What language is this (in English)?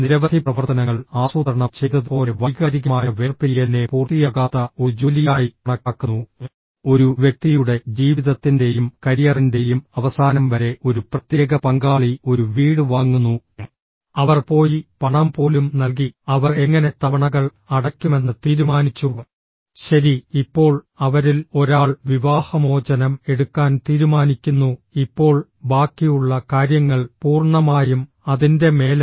Malayalam